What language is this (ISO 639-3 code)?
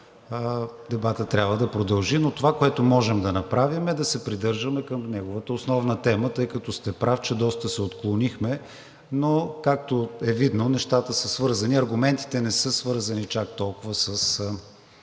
bul